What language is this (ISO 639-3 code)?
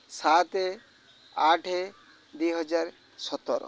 ori